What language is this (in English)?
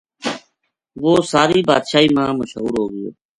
Gujari